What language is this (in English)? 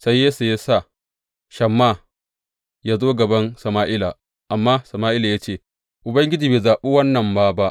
Hausa